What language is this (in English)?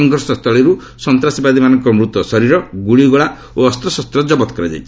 Odia